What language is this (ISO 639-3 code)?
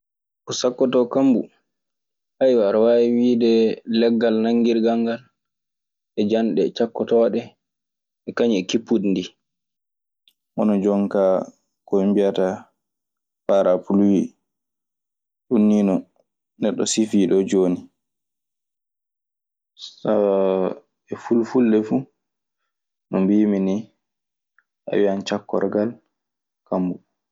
ffm